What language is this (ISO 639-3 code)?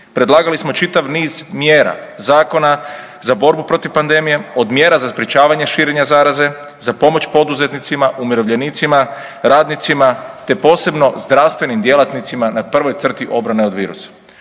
hrv